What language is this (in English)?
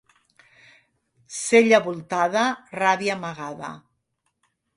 Catalan